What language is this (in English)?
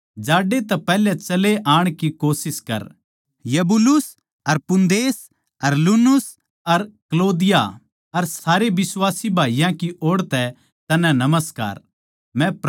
Haryanvi